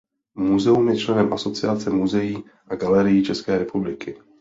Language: Czech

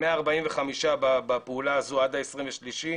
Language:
Hebrew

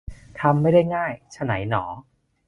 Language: Thai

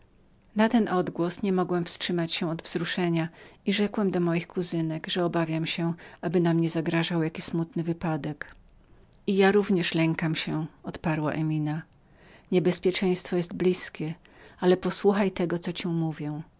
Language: Polish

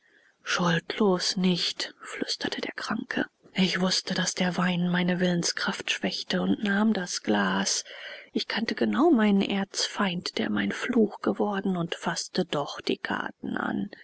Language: German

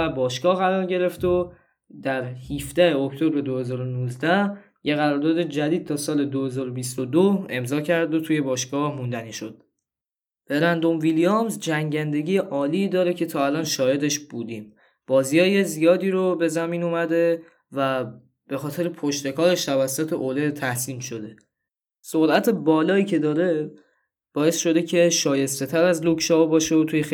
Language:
Persian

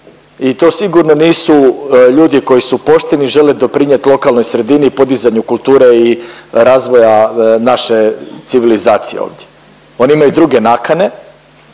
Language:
Croatian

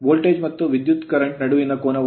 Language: Kannada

